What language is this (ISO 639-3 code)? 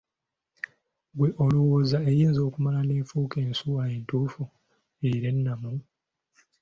lug